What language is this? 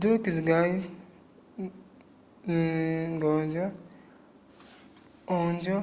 Umbundu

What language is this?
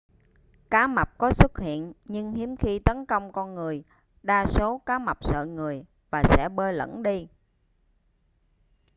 Vietnamese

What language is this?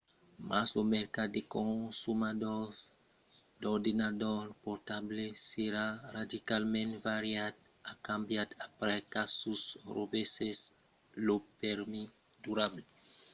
Occitan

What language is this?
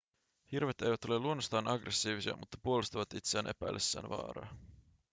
Finnish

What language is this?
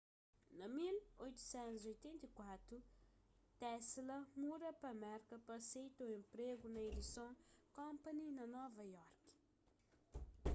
Kabuverdianu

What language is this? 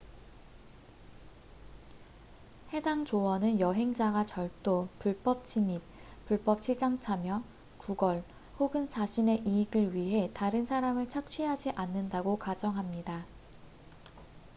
Korean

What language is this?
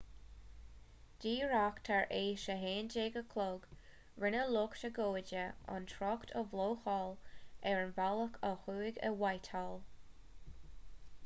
Irish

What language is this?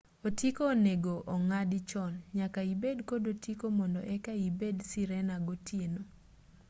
Luo (Kenya and Tanzania)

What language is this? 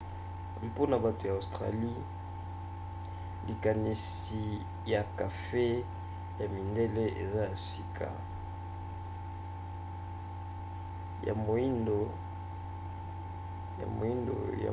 Lingala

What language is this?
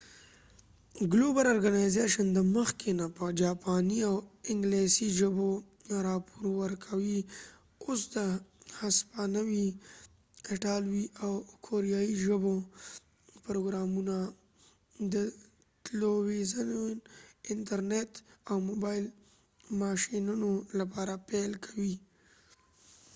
Pashto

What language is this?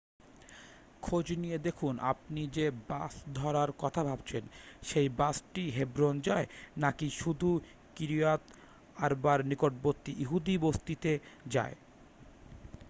Bangla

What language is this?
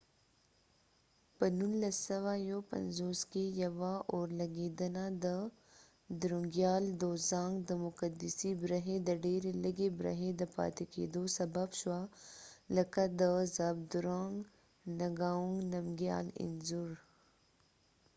Pashto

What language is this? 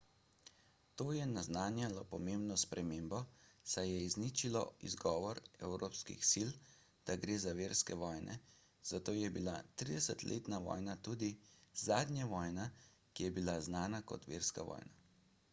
Slovenian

